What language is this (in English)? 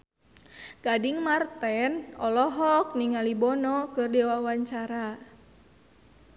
Sundanese